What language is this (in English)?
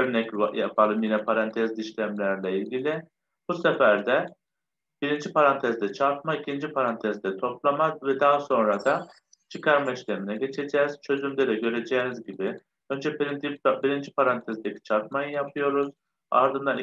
Turkish